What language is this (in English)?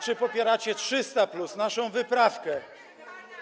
Polish